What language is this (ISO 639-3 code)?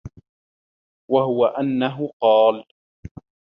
ara